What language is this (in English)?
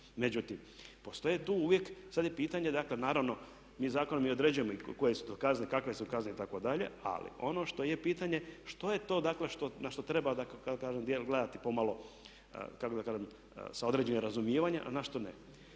Croatian